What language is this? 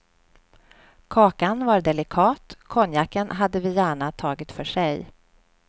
Swedish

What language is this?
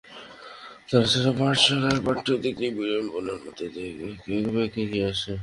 Bangla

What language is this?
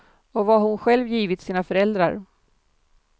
Swedish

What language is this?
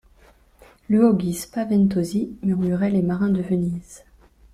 French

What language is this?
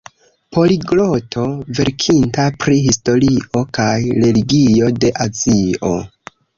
Esperanto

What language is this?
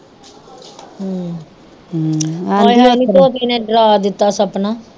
Punjabi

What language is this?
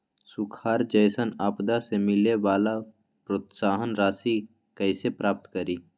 Magahi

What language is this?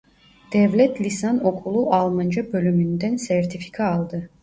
Turkish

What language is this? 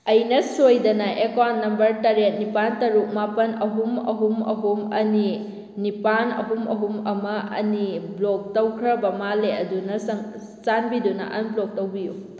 Manipuri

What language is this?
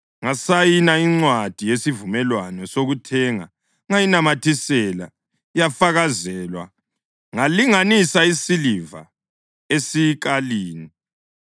North Ndebele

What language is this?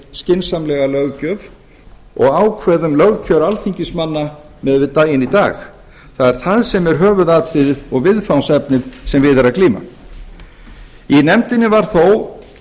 Icelandic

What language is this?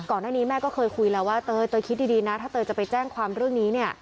Thai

